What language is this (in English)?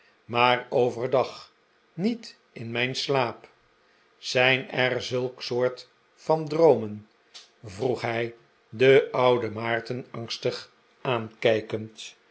Dutch